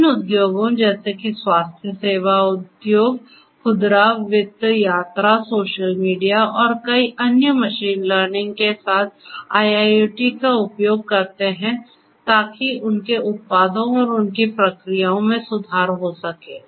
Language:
Hindi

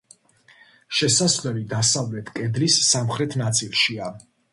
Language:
Georgian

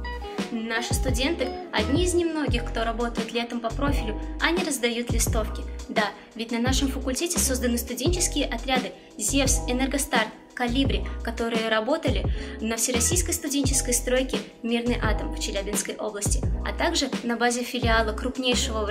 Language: Russian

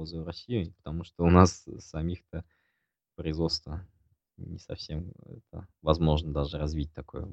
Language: Russian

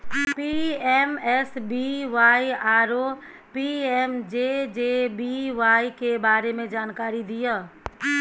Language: Maithili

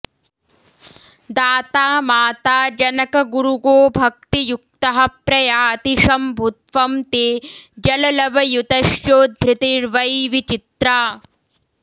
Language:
Sanskrit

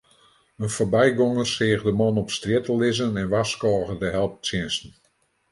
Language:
Western Frisian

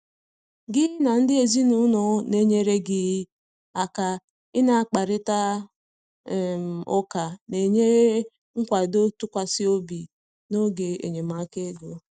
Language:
Igbo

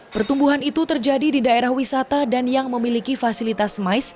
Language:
Indonesian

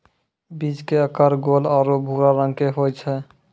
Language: Maithili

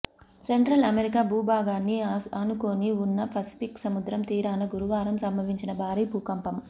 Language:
Telugu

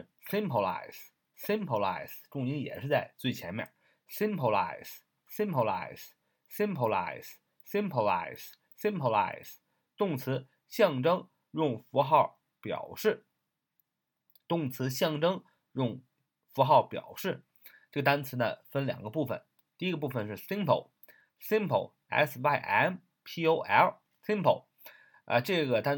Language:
Chinese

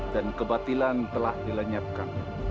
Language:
Indonesian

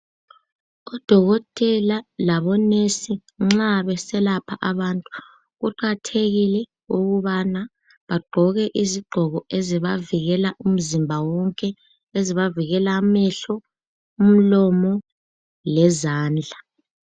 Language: North Ndebele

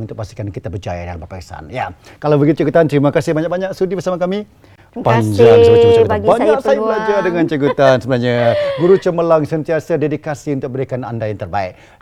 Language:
Malay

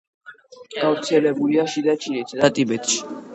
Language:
Georgian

